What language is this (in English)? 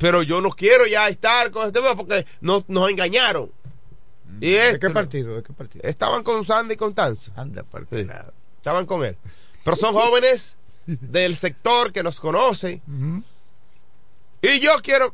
Spanish